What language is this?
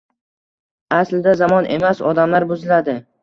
Uzbek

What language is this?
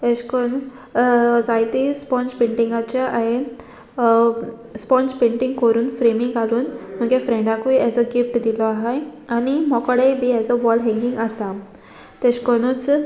Konkani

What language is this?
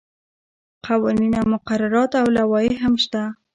Pashto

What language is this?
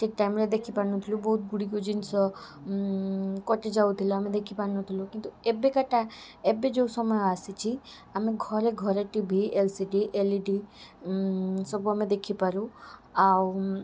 Odia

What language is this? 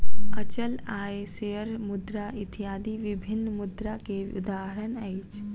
Maithili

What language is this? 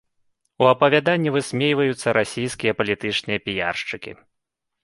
Belarusian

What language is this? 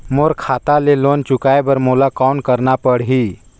Chhattisgarhi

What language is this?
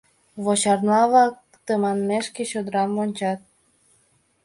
Mari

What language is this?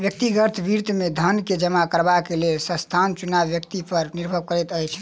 Maithili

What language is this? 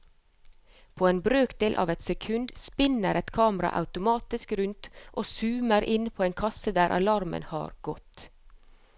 Norwegian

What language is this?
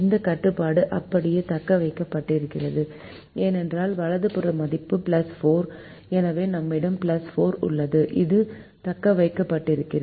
Tamil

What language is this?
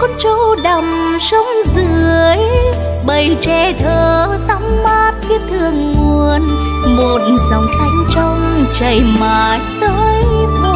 Vietnamese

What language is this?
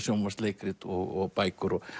Icelandic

